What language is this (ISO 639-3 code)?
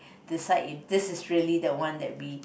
eng